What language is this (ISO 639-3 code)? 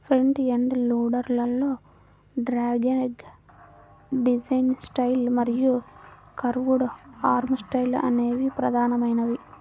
tel